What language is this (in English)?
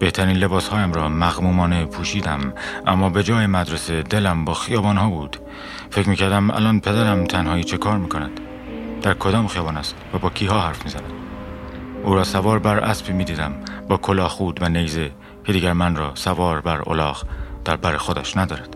Persian